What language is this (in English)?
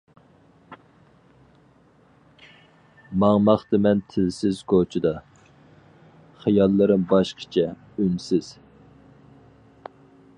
Uyghur